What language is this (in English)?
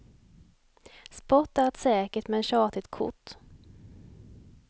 Swedish